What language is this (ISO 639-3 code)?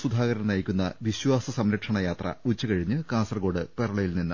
mal